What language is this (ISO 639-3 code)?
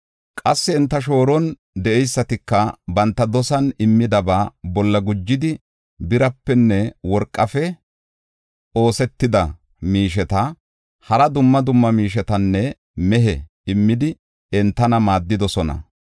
gof